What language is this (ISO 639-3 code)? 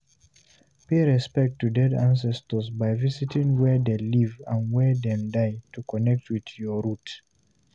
pcm